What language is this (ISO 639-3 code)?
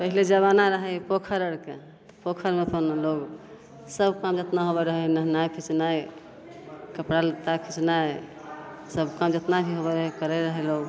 mai